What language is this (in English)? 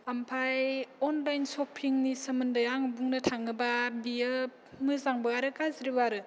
Bodo